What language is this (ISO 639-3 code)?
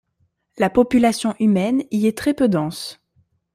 fra